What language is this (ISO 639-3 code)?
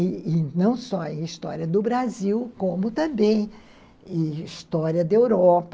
por